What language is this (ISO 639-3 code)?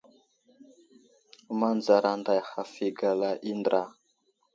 udl